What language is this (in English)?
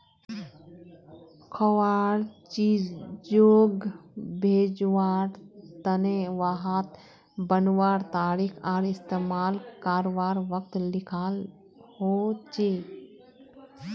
Magahi